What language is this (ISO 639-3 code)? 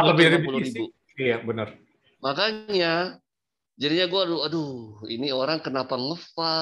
ind